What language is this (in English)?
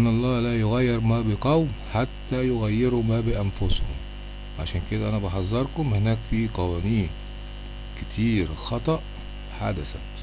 Arabic